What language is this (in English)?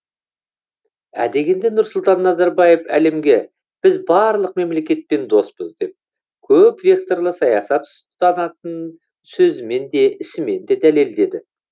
Kazakh